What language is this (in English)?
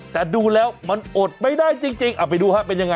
Thai